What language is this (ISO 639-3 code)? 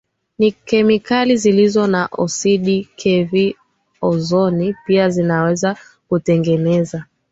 swa